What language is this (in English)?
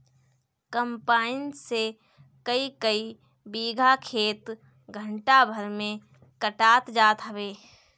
Bhojpuri